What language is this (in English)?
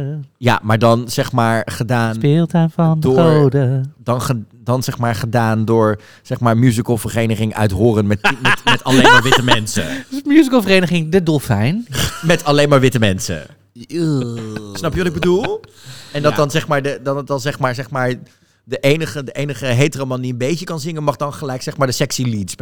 Dutch